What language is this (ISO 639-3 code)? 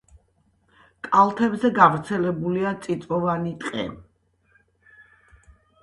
kat